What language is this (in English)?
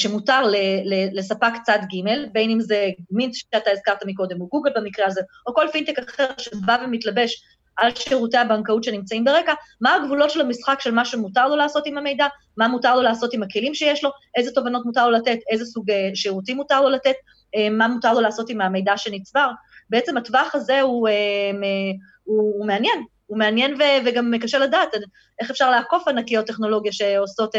Hebrew